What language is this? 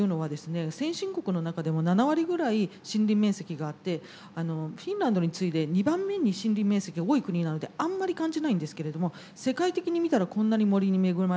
Japanese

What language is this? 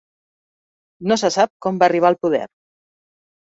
Catalan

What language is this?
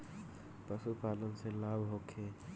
Bhojpuri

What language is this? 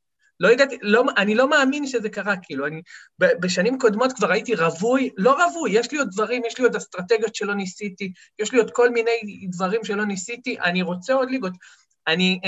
Hebrew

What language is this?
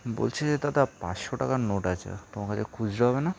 Bangla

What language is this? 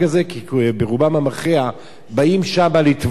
Hebrew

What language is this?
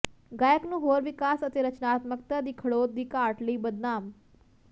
Punjabi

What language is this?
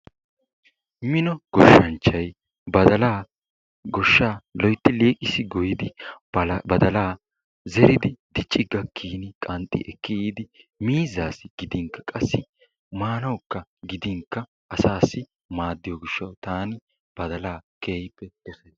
Wolaytta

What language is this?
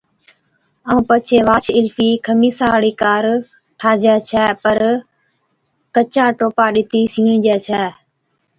Od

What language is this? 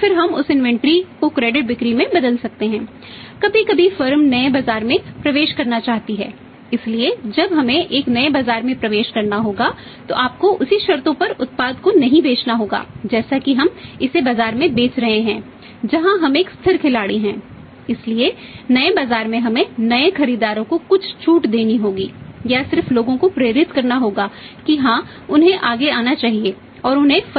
Hindi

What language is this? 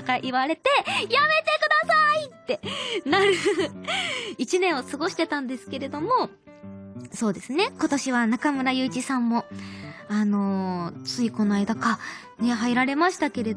Japanese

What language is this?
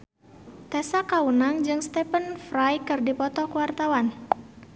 Sundanese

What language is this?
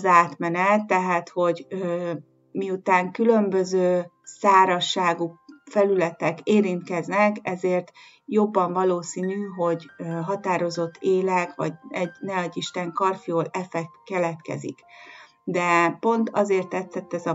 Hungarian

